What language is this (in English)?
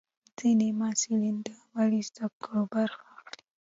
Pashto